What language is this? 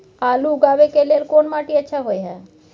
Maithili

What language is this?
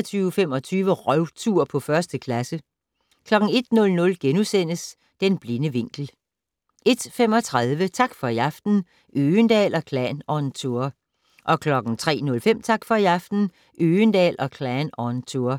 Danish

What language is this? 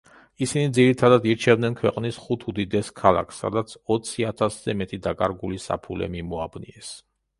Georgian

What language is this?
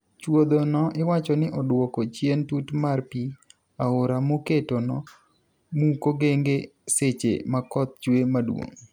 Luo (Kenya and Tanzania)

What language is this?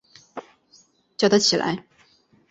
Chinese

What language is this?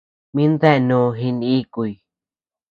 Tepeuxila Cuicatec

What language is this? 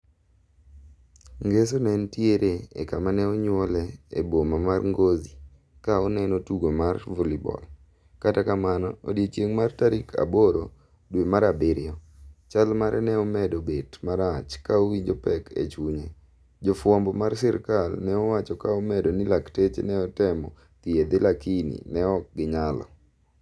Luo (Kenya and Tanzania)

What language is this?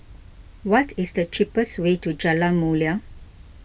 English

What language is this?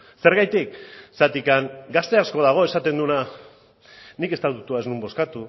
Basque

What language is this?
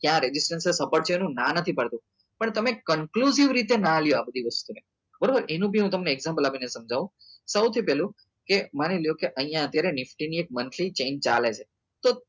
Gujarati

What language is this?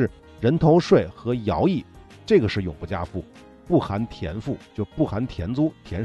Chinese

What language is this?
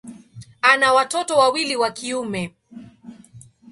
Swahili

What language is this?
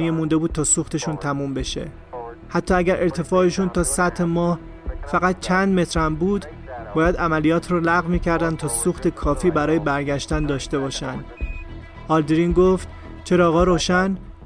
Persian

